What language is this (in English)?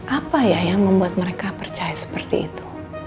Indonesian